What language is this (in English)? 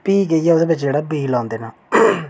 Dogri